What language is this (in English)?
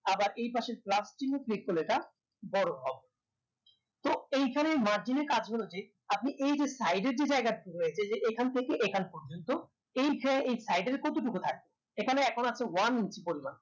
Bangla